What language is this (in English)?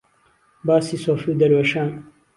Central Kurdish